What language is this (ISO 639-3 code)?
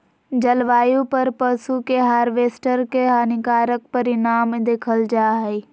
mag